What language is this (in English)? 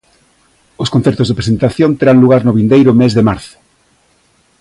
Galician